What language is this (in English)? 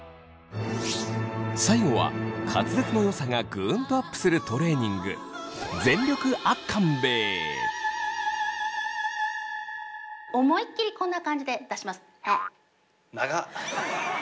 Japanese